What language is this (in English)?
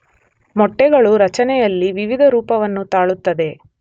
Kannada